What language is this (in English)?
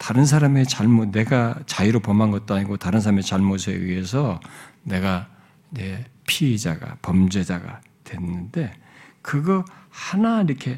Korean